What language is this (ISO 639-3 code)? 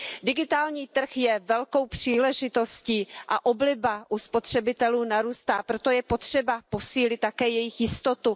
ces